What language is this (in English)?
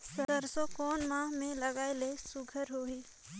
Chhattisgarhi